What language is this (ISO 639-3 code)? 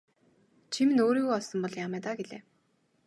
mon